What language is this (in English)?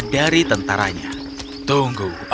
Indonesian